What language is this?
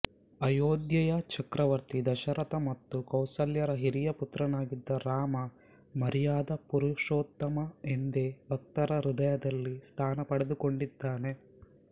Kannada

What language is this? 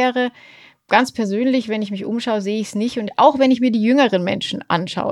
German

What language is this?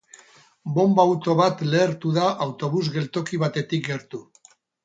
Basque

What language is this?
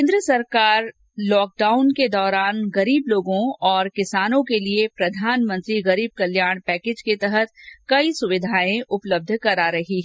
Hindi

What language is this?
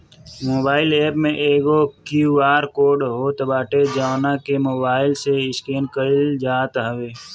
Bhojpuri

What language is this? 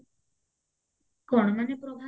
Odia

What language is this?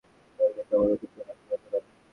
Bangla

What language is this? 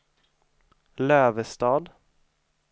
Swedish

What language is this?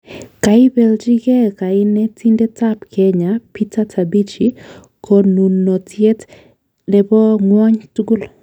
Kalenjin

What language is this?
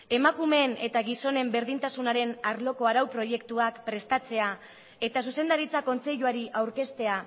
Basque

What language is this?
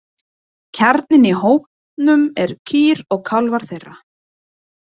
Icelandic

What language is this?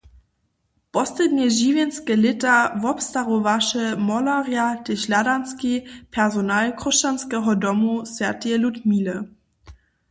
Upper Sorbian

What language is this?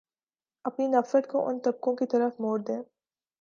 Urdu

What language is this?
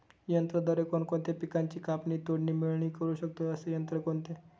Marathi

